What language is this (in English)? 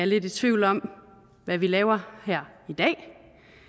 Danish